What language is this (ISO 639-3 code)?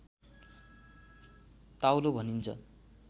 nep